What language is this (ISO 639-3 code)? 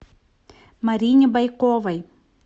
rus